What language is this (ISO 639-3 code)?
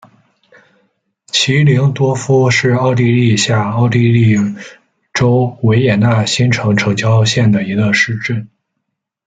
zho